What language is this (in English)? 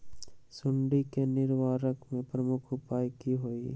Magahi